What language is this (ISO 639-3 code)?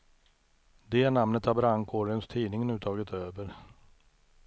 swe